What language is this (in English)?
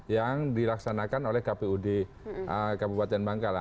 Indonesian